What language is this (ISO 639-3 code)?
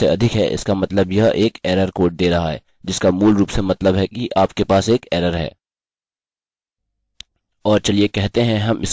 hin